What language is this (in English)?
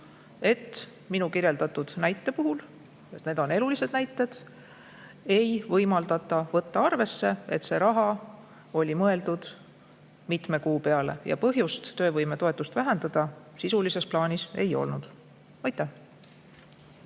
Estonian